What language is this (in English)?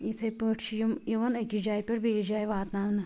Kashmiri